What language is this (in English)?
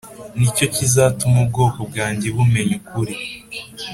Kinyarwanda